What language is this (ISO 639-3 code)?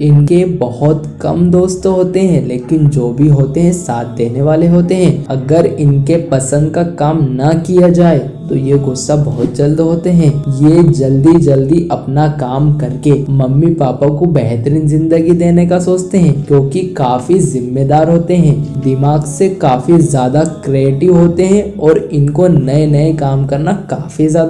hin